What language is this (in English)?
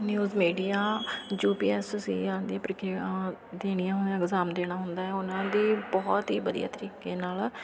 Punjabi